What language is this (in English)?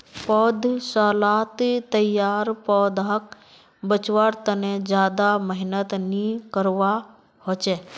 Magahi